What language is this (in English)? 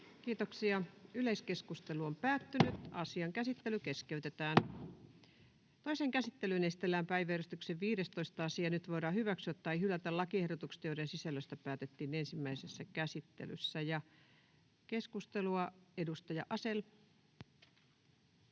Finnish